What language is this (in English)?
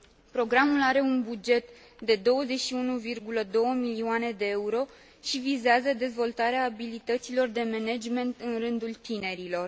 Romanian